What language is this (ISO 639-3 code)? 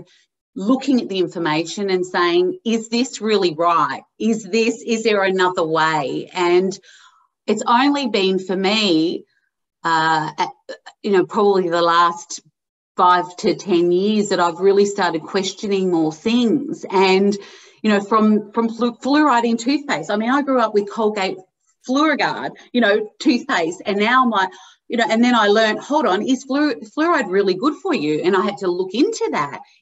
eng